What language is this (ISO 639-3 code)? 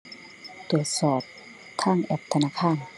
tha